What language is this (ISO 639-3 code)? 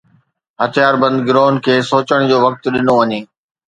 snd